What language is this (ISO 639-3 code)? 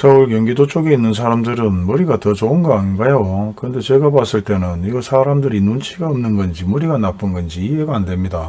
kor